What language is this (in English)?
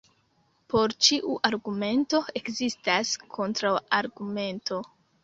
Esperanto